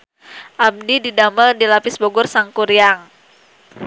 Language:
Sundanese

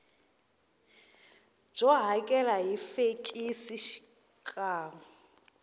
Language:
Tsonga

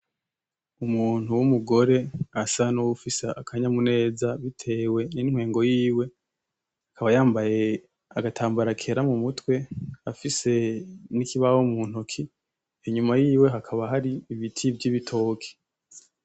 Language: Rundi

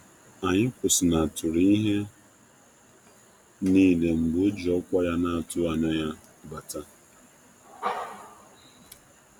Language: Igbo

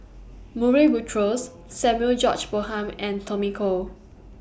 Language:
English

